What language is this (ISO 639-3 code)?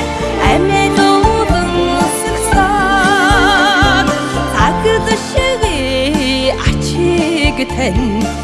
mon